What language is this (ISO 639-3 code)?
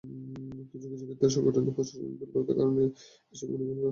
ben